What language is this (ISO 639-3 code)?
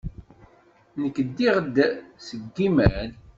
kab